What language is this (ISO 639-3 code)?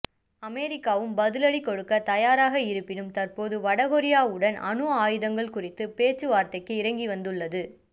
tam